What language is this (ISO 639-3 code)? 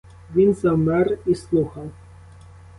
ukr